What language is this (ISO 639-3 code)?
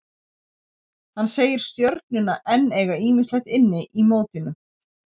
isl